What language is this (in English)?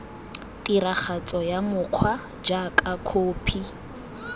Tswana